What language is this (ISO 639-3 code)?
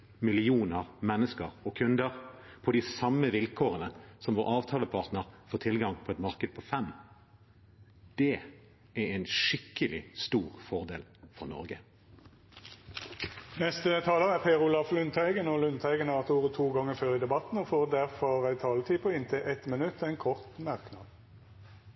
nor